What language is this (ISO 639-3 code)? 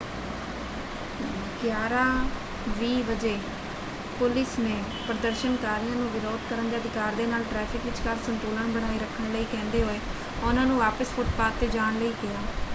pan